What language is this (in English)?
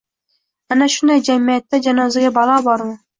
Uzbek